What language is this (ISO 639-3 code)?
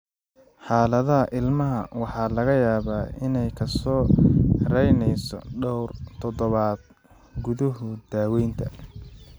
som